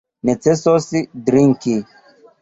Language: Esperanto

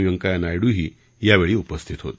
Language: Marathi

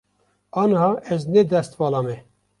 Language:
Kurdish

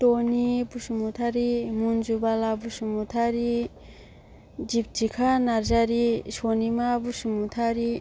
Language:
Bodo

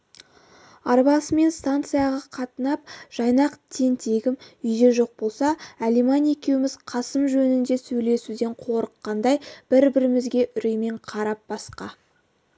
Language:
Kazakh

